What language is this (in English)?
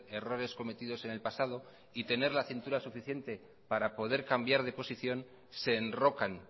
Spanish